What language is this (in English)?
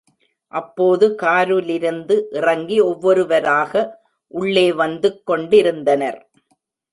Tamil